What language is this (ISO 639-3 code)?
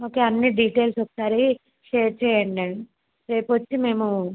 tel